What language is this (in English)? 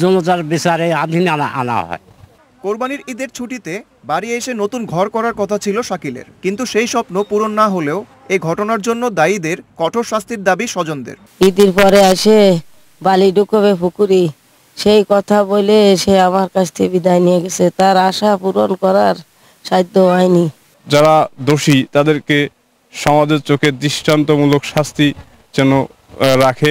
Turkish